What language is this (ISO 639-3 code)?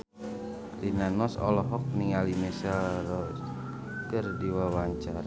sun